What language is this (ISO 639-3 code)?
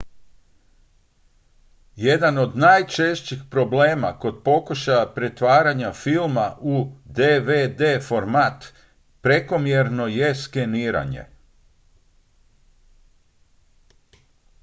hrv